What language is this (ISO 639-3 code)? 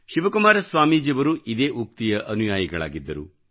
kan